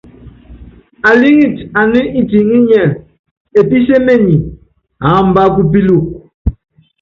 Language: Yangben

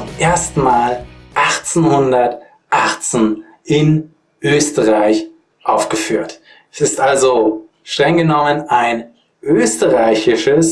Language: German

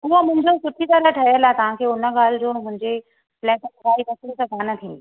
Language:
Sindhi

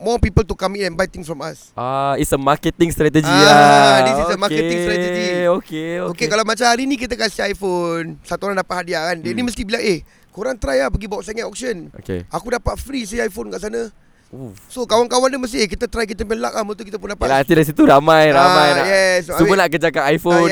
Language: Malay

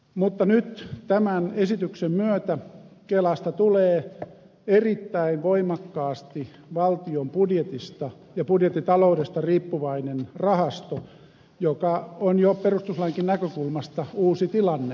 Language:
Finnish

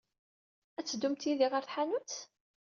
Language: Kabyle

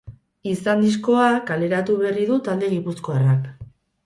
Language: Basque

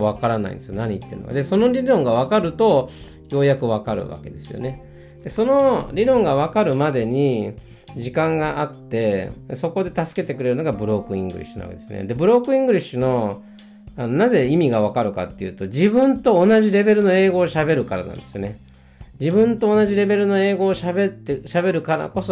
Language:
Japanese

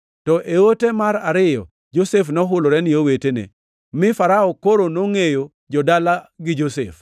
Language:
Luo (Kenya and Tanzania)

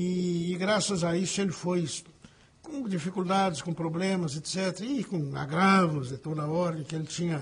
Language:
Portuguese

